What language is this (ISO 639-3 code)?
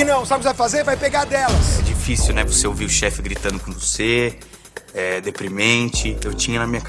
por